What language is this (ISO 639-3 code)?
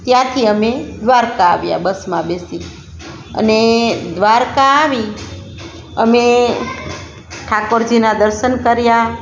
guj